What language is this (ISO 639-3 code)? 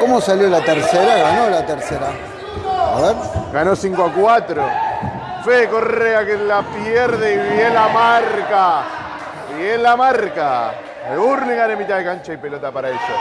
spa